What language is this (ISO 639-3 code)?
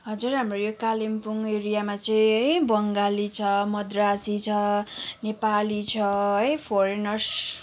nep